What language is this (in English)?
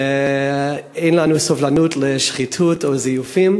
Hebrew